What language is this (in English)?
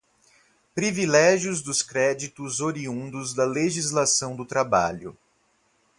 Portuguese